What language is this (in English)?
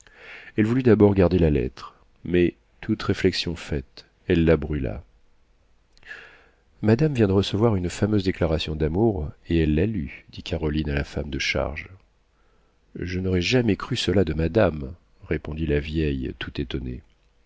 French